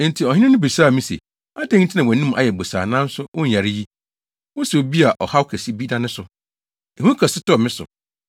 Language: Akan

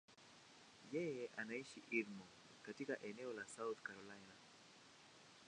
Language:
Swahili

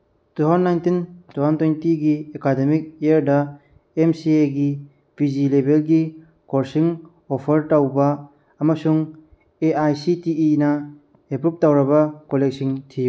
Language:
Manipuri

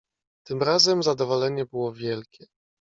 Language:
Polish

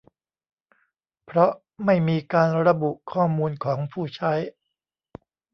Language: Thai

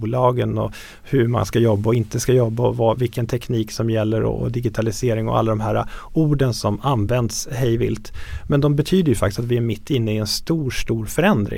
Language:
Swedish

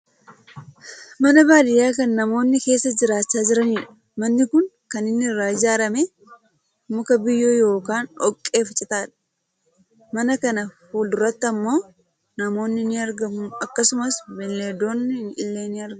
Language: Oromo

